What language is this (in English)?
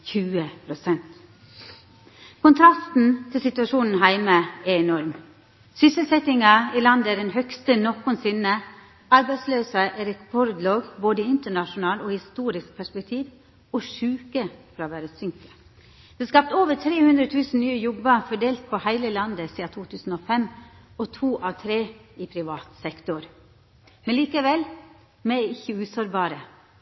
Norwegian Nynorsk